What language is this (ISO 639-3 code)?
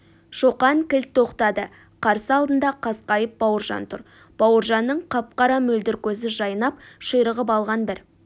kaz